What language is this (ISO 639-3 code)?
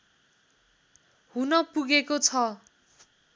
nep